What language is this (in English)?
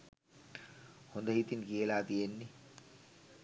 Sinhala